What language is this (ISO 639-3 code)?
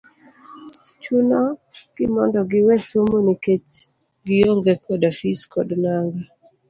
luo